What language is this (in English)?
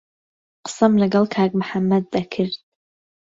Central Kurdish